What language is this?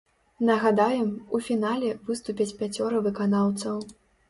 Belarusian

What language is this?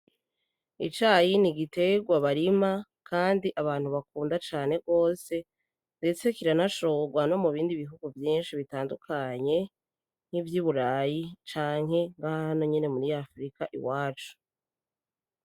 Rundi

